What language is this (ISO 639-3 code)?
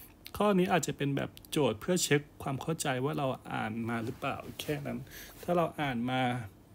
tha